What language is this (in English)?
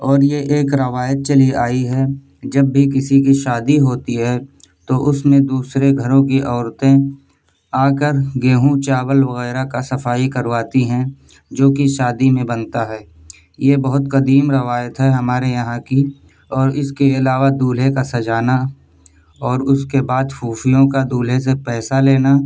Urdu